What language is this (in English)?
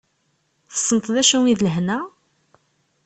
Kabyle